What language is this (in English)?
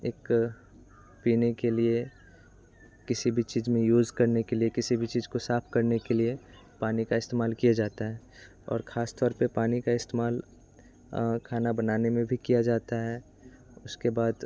Hindi